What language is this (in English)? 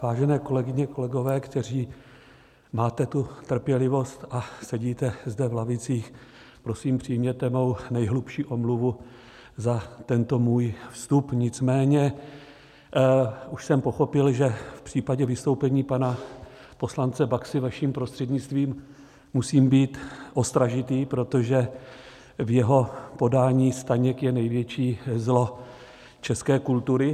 Czech